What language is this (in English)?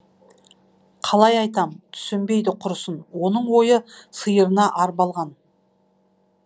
Kazakh